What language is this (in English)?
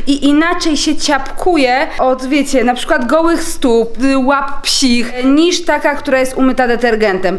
Polish